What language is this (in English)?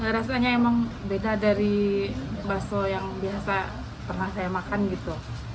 Indonesian